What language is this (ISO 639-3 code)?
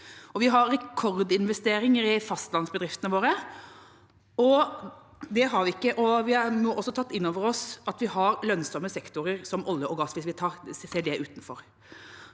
nor